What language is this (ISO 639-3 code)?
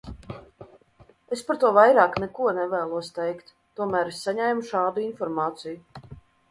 lav